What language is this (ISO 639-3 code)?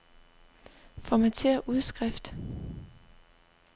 dan